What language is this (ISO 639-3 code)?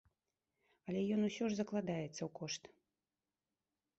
bel